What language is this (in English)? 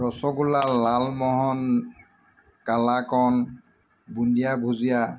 Assamese